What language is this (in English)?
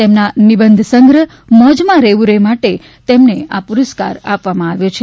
Gujarati